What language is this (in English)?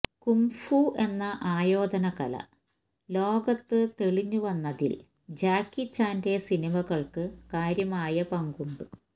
Malayalam